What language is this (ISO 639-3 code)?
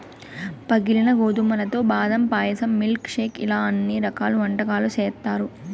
tel